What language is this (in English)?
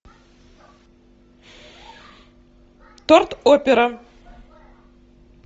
Russian